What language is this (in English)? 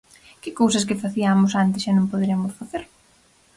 Galician